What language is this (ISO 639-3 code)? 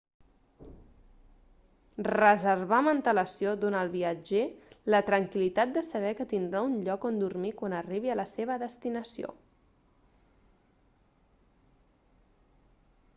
cat